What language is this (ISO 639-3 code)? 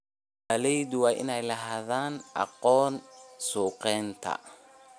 som